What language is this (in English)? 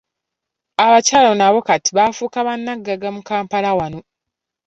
Ganda